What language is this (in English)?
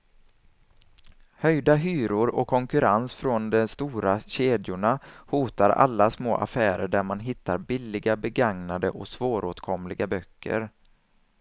Swedish